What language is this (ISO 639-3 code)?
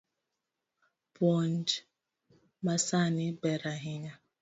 luo